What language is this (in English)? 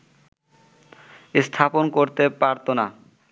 Bangla